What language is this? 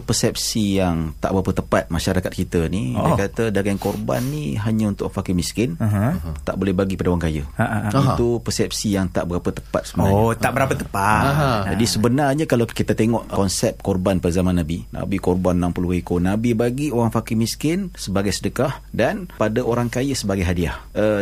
Malay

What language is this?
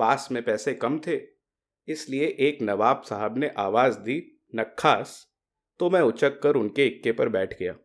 Hindi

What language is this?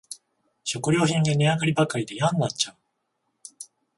Japanese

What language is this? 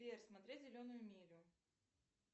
Russian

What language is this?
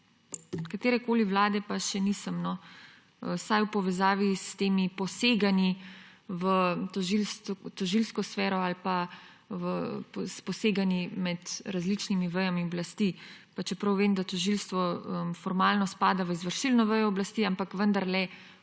Slovenian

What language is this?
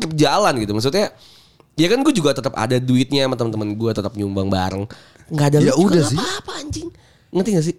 Indonesian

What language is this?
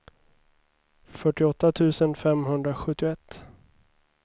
Swedish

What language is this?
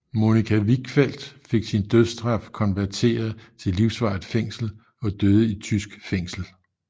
Danish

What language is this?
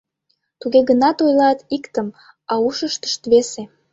Mari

